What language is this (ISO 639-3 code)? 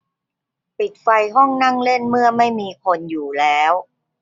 tha